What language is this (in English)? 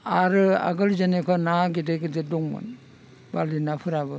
Bodo